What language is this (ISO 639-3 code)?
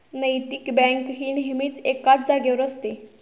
mar